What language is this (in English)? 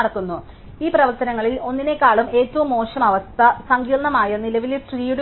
Malayalam